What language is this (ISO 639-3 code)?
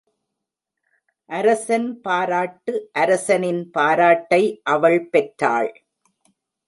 tam